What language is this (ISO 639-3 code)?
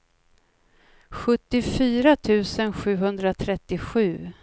swe